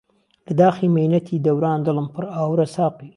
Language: Central Kurdish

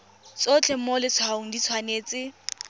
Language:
Tswana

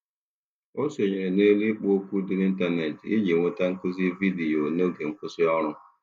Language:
Igbo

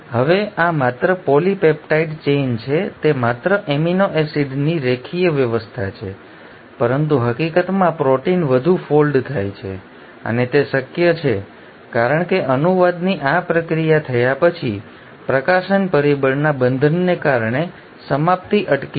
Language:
Gujarati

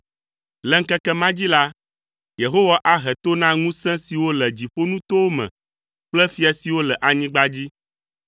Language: Ewe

